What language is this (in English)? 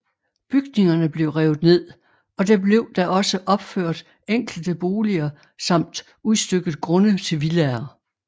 Danish